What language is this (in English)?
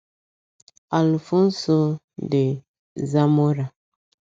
Igbo